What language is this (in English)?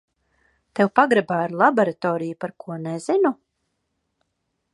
Latvian